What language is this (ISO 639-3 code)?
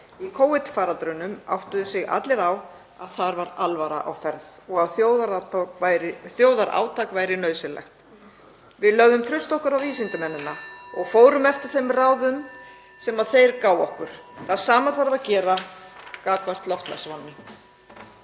isl